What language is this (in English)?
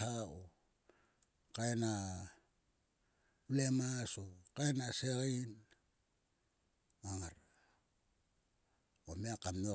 Sulka